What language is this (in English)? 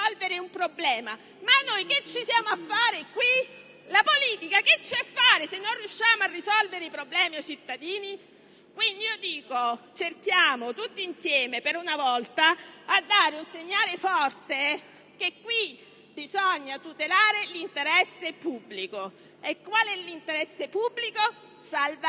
Italian